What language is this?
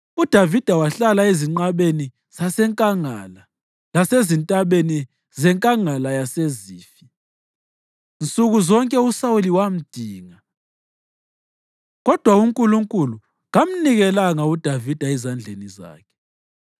North Ndebele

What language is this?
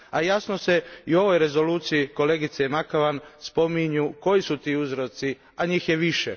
Croatian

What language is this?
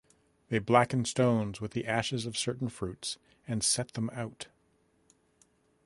English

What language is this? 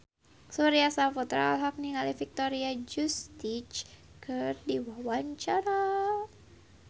Sundanese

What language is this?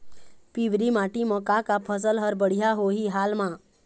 Chhattisgarhi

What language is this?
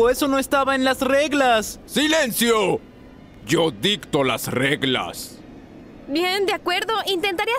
Spanish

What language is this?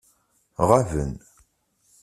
Kabyle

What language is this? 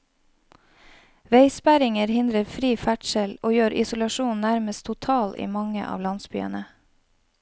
Norwegian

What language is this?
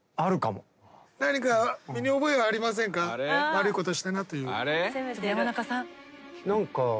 Japanese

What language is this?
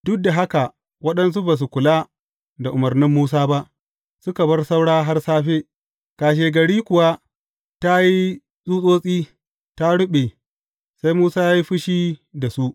Hausa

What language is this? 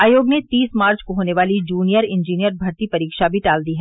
Hindi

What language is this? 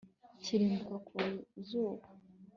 Kinyarwanda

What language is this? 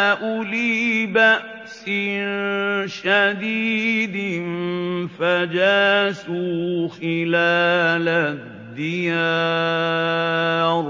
Arabic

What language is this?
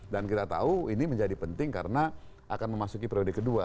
Indonesian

